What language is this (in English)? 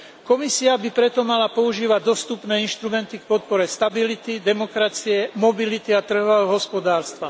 Slovak